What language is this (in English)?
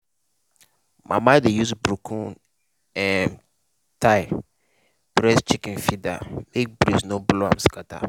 Nigerian Pidgin